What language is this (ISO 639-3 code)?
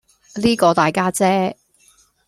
yue